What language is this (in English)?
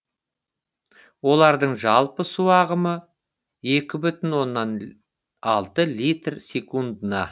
Kazakh